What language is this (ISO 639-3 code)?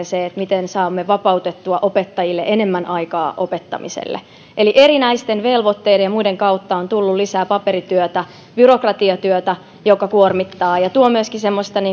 fin